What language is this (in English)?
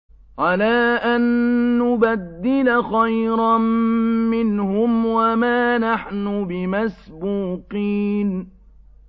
Arabic